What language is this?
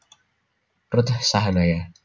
Javanese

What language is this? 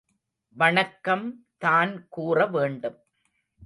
Tamil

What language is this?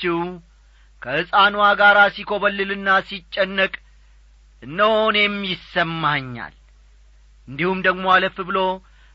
Amharic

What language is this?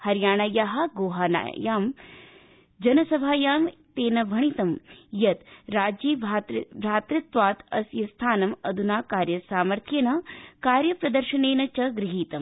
Sanskrit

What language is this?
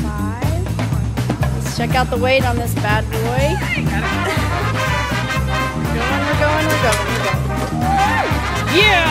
English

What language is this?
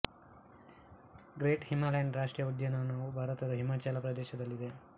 Kannada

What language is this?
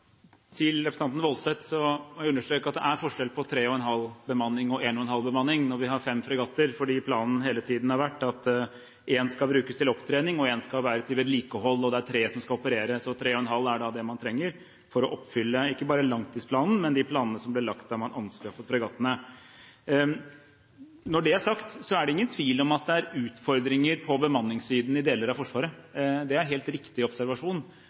Norwegian Bokmål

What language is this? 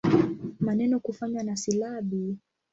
Swahili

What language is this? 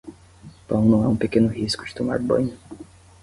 Portuguese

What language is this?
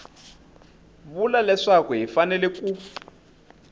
Tsonga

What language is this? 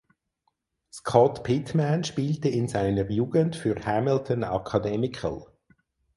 German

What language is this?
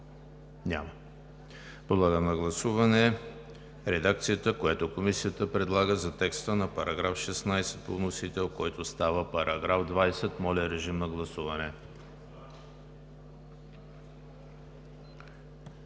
Bulgarian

